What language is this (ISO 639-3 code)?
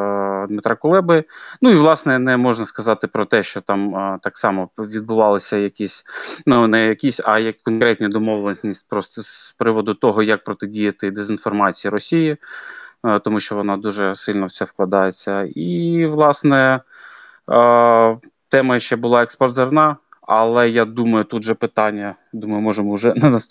ukr